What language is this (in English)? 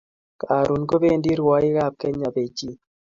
Kalenjin